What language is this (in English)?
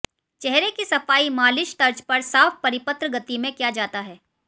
Hindi